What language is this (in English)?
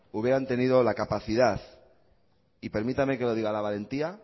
Spanish